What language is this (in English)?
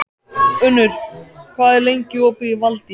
Icelandic